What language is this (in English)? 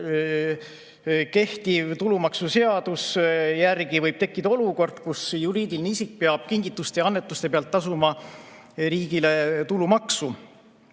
Estonian